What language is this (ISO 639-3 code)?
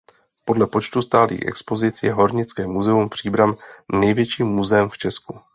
ces